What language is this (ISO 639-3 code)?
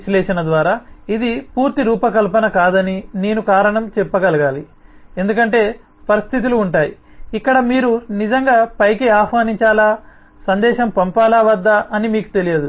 tel